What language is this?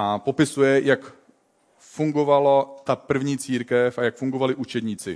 Czech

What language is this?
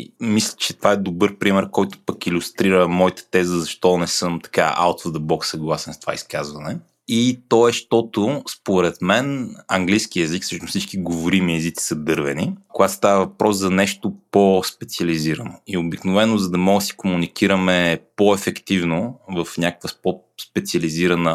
Bulgarian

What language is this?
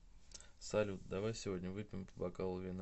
Russian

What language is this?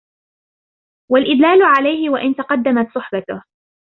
Arabic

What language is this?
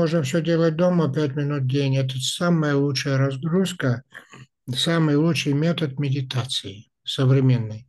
Russian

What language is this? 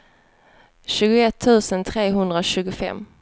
Swedish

